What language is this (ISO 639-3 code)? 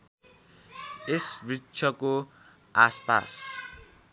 nep